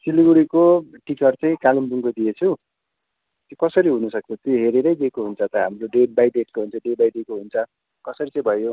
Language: Nepali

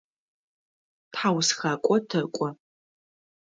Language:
Adyghe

